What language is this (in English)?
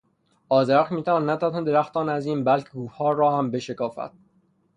Persian